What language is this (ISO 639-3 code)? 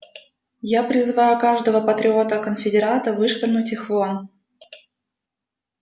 rus